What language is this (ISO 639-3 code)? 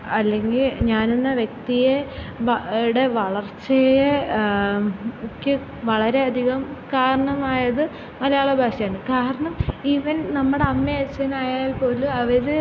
mal